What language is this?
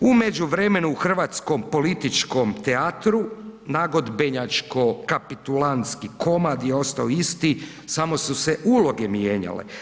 Croatian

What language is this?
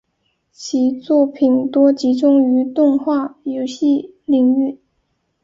Chinese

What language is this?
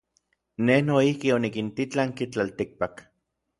Orizaba Nahuatl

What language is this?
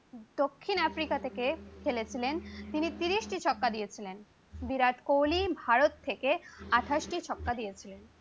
Bangla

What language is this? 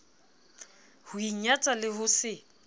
Southern Sotho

